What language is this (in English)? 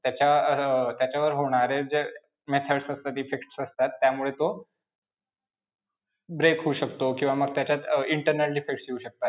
Marathi